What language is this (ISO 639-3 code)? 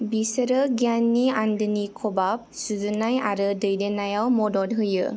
brx